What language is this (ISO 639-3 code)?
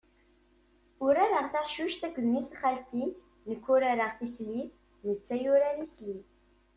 kab